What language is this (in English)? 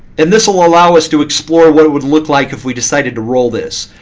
English